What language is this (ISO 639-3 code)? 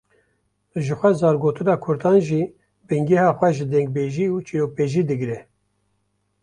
kur